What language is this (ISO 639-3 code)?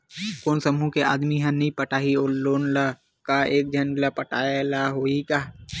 hne